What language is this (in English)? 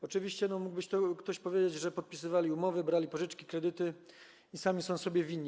Polish